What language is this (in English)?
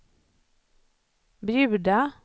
Swedish